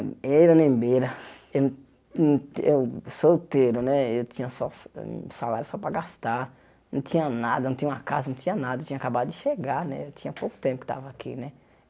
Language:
Portuguese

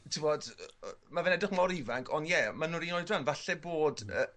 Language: Welsh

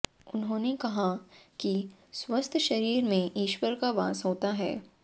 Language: Hindi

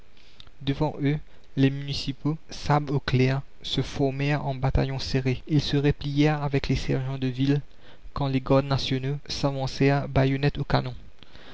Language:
French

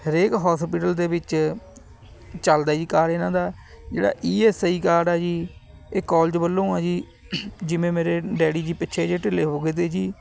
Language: Punjabi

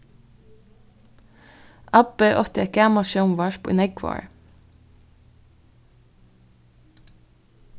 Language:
Faroese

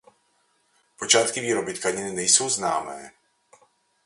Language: Czech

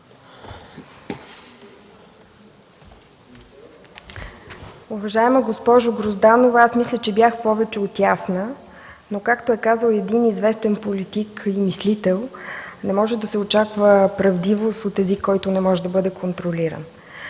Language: Bulgarian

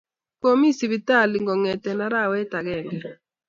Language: Kalenjin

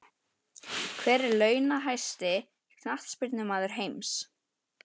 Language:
Icelandic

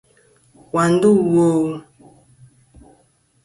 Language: Kom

